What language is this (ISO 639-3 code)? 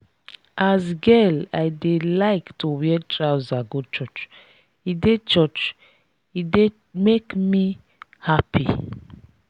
pcm